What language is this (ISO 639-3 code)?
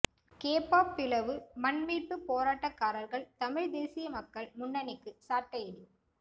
tam